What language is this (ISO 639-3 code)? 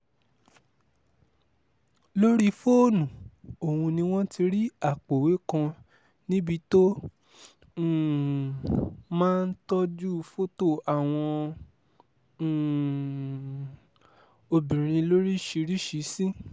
yor